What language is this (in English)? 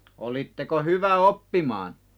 Finnish